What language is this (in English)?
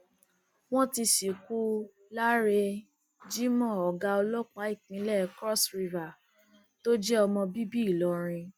Yoruba